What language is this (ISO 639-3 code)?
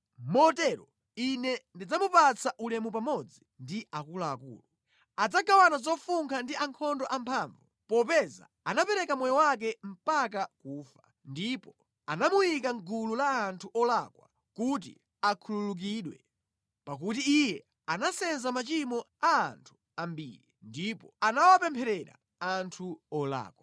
nya